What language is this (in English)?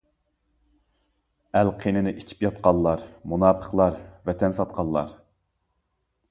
Uyghur